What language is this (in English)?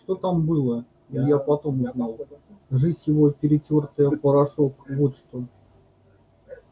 Russian